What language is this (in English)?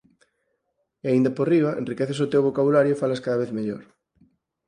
Galician